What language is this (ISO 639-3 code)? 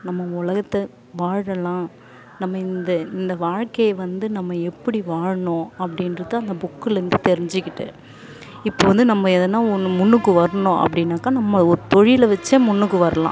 tam